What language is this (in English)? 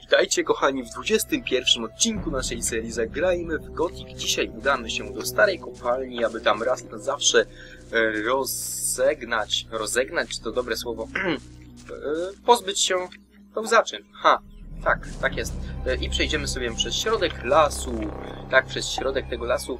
Polish